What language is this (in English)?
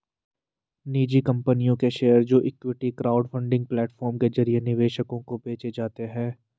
Hindi